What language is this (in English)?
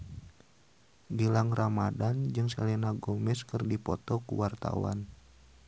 Sundanese